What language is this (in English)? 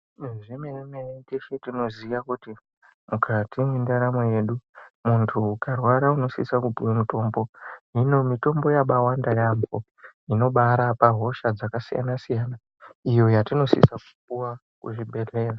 Ndau